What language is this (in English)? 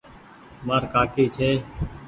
Goaria